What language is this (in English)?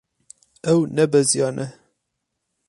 Kurdish